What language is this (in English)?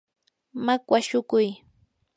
Yanahuanca Pasco Quechua